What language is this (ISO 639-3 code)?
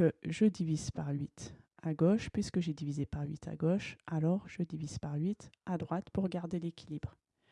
fra